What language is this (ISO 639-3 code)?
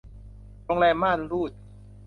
tha